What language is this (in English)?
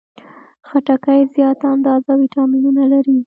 Pashto